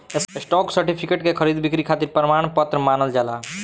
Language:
Bhojpuri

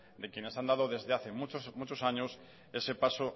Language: Spanish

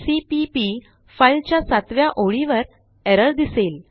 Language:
Marathi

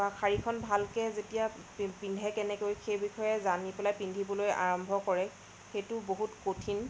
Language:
Assamese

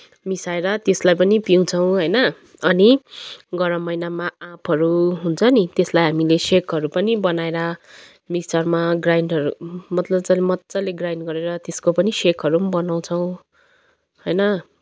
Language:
Nepali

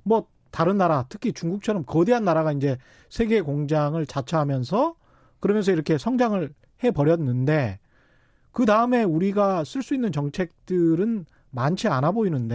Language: Korean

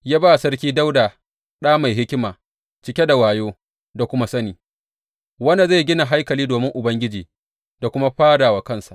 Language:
Hausa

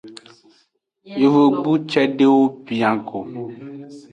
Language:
Aja (Benin)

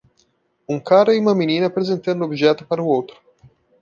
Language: Portuguese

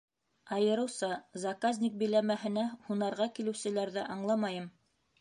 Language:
Bashkir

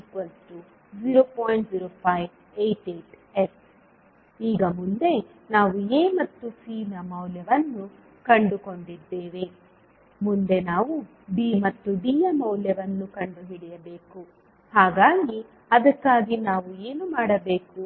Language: Kannada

